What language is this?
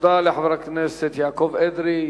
Hebrew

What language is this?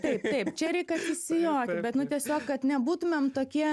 Lithuanian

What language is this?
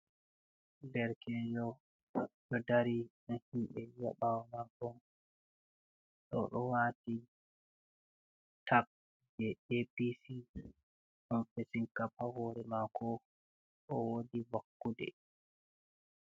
Fula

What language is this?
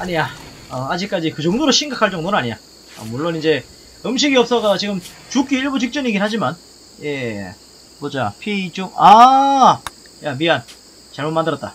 Korean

